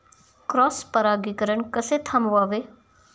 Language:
Marathi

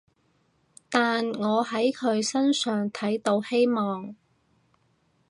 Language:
Cantonese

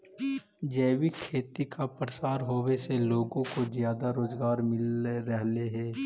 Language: Magahi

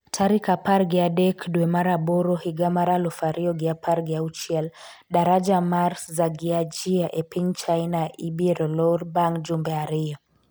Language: Luo (Kenya and Tanzania)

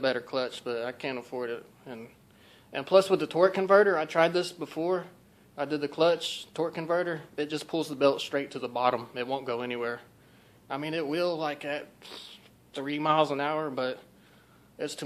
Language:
English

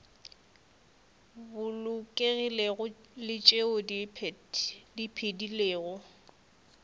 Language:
Northern Sotho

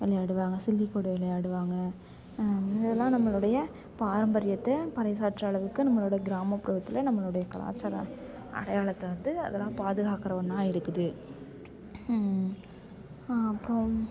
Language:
Tamil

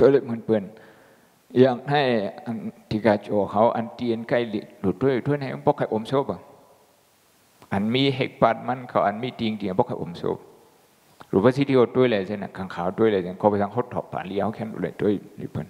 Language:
Thai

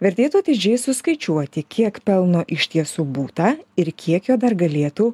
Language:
Lithuanian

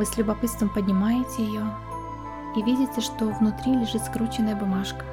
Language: Russian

